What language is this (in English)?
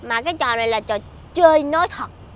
Vietnamese